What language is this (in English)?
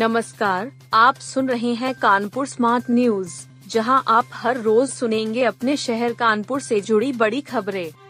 Hindi